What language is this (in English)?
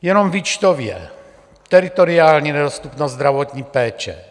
Czech